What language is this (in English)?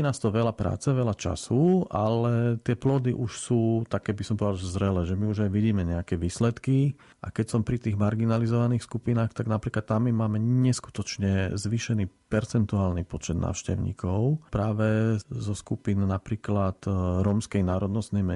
Slovak